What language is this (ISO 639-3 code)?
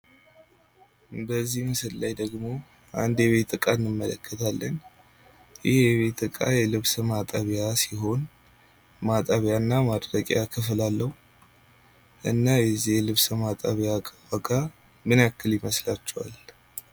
amh